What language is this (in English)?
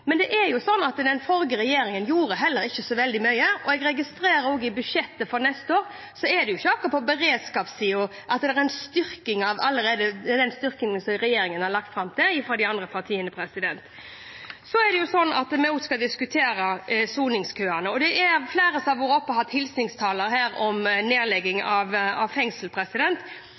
Norwegian Bokmål